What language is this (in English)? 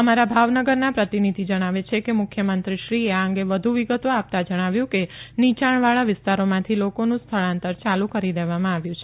Gujarati